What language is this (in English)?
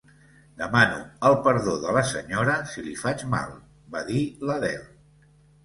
Catalan